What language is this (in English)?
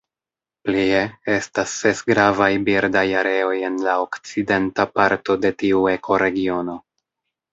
Esperanto